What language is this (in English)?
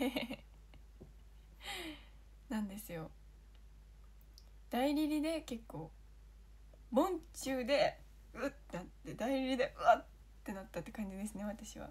Japanese